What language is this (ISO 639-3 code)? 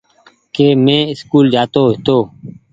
gig